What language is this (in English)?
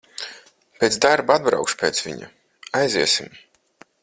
Latvian